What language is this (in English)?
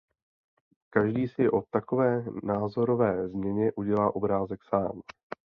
Czech